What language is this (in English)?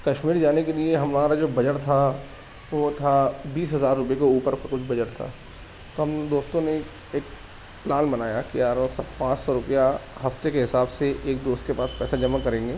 Urdu